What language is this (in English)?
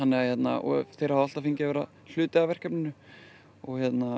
Icelandic